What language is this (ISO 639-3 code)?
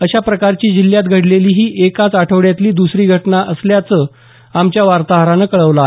mar